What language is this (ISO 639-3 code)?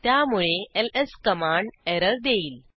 mar